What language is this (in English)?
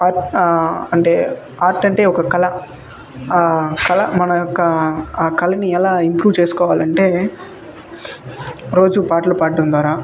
Telugu